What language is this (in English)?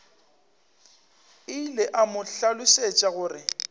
Northern Sotho